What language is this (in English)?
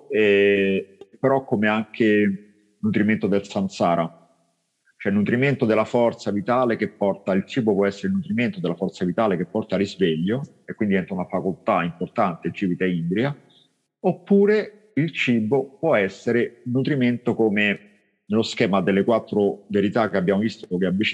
Italian